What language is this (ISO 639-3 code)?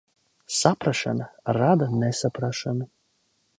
lav